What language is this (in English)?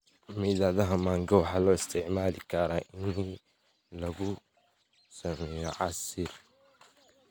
Somali